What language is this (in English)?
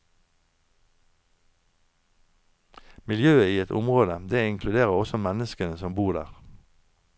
Norwegian